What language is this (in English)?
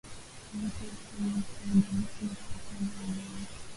Swahili